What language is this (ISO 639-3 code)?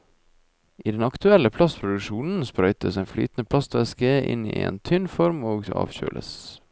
nor